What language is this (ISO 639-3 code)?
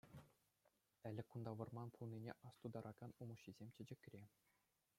chv